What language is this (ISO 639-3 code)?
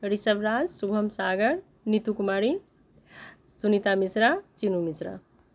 mai